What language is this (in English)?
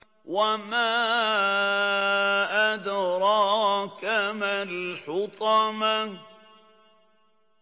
Arabic